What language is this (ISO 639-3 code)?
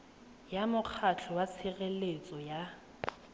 tsn